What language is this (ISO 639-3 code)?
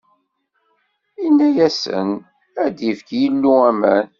kab